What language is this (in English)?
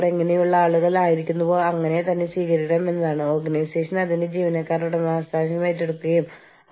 Malayalam